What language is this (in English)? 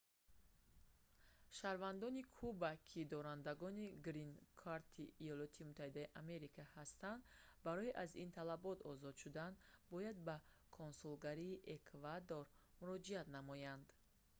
Tajik